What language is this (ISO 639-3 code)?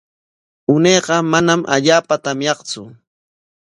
qwa